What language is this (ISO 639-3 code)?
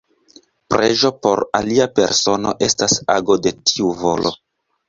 epo